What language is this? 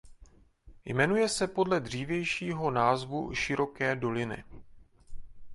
Czech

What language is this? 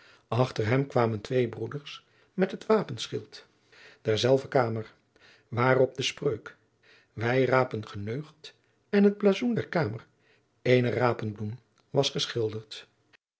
Dutch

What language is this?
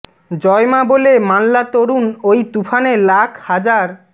Bangla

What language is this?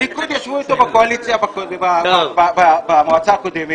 Hebrew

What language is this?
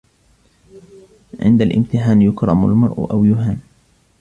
Arabic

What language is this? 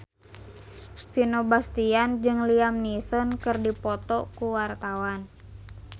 Sundanese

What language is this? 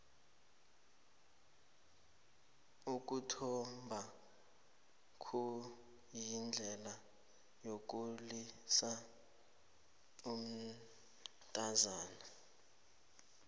South Ndebele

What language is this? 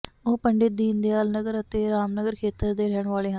Punjabi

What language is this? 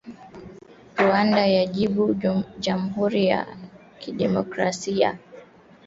Swahili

